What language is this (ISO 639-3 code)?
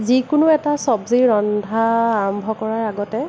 asm